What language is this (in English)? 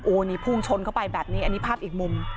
Thai